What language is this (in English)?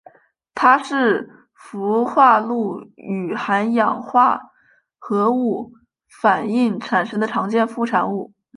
Chinese